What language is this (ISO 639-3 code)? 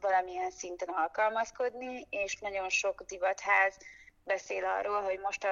hun